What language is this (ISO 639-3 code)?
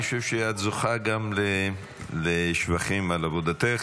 heb